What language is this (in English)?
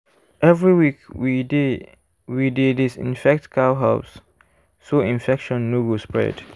Nigerian Pidgin